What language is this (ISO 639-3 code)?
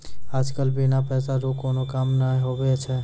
mai